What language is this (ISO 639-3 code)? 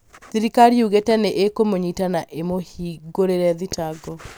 kik